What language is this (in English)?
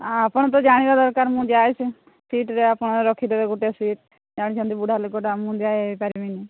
Odia